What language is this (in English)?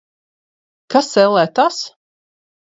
Latvian